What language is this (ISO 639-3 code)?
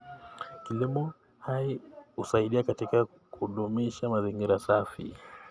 kln